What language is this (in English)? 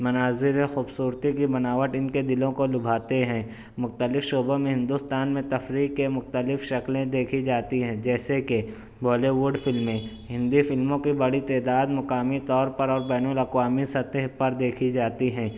Urdu